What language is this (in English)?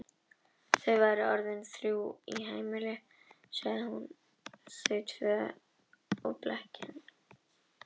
Icelandic